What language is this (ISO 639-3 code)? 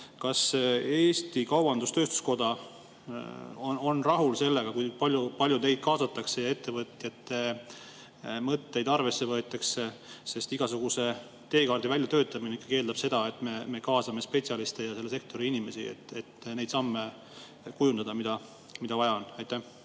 est